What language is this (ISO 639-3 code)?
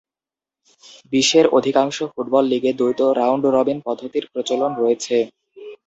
ben